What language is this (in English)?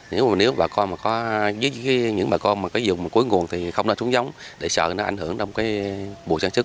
Vietnamese